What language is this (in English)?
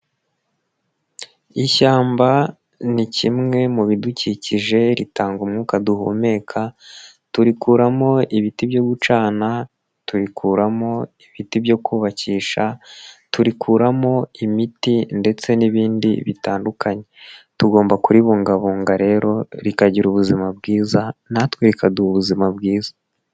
Kinyarwanda